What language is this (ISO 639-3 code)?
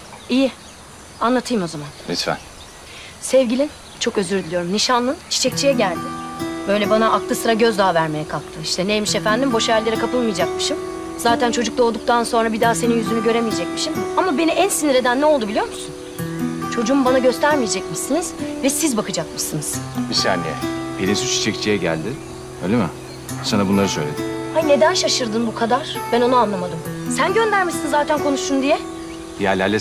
tur